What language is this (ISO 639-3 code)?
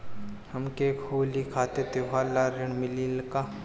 bho